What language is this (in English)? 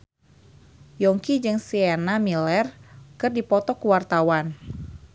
Sundanese